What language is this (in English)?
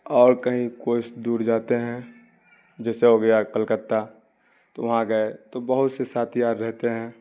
Urdu